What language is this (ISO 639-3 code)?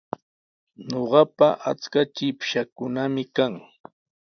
qws